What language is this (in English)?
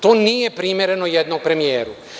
Serbian